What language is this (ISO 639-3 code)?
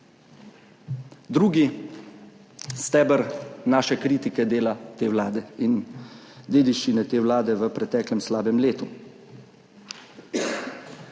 slv